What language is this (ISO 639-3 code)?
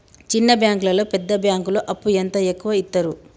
tel